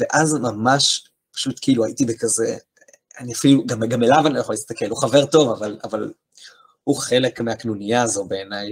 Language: Hebrew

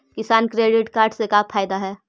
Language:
Magahi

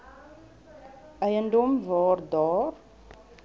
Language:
Afrikaans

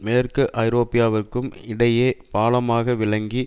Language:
Tamil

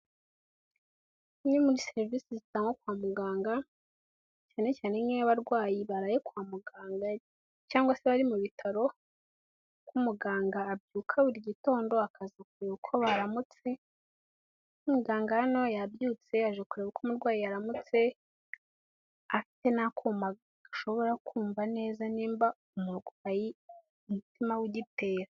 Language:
Kinyarwanda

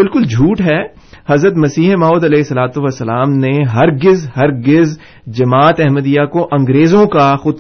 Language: Urdu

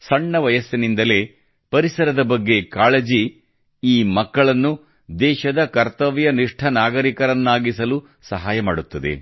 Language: Kannada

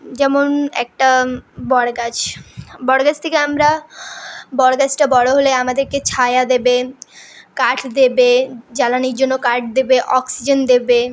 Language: Bangla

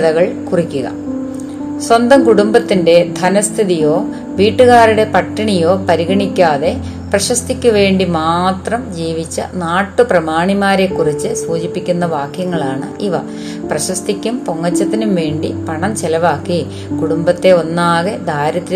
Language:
Malayalam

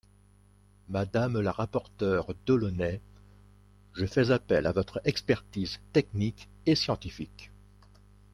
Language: French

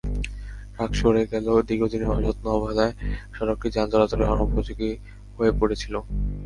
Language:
Bangla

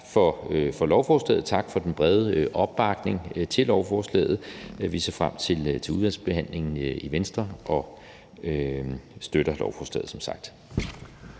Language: Danish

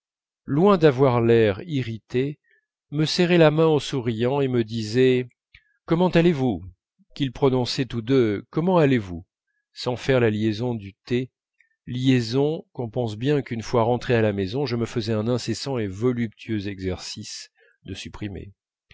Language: French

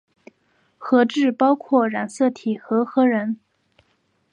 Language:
Chinese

